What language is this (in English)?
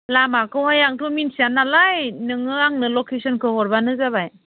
Bodo